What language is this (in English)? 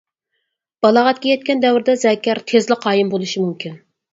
Uyghur